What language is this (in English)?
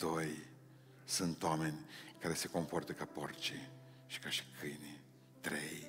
Romanian